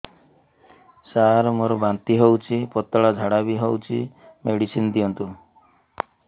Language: Odia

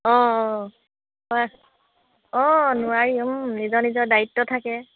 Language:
Assamese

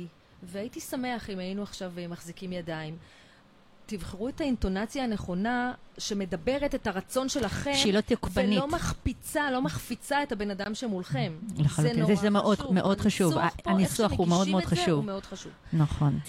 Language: Hebrew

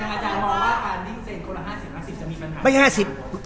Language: Thai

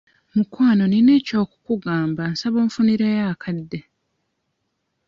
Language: Ganda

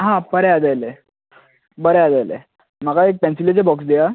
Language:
Konkani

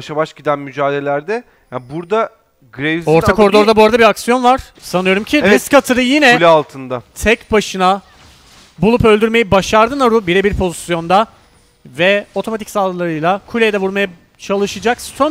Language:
Turkish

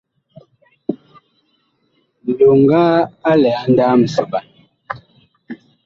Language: Bakoko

